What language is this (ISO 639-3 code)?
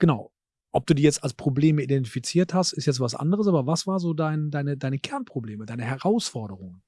deu